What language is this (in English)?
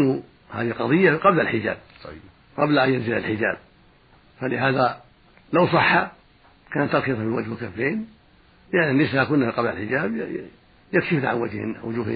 Arabic